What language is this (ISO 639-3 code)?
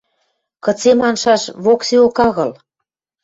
mrj